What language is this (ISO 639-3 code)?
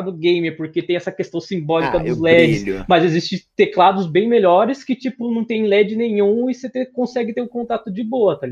por